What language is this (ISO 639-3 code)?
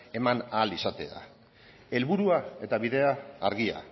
eus